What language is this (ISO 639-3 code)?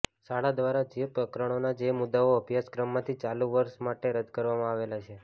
guj